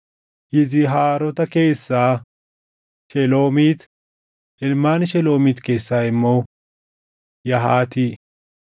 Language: Oromo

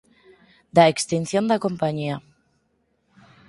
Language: Galician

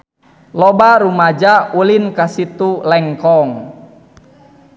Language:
Sundanese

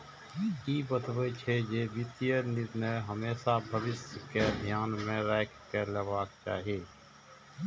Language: Maithili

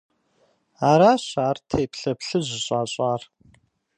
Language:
Kabardian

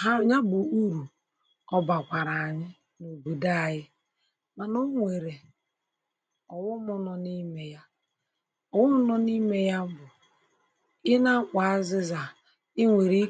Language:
Igbo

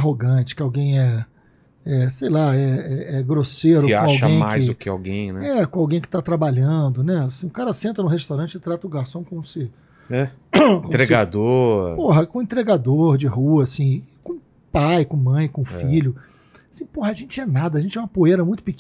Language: Portuguese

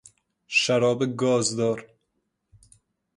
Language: Persian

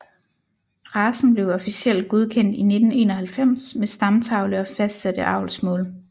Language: Danish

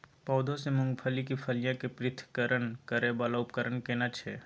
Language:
Maithili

